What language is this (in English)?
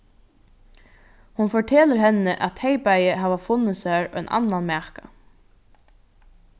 Faroese